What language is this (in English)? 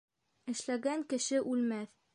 Bashkir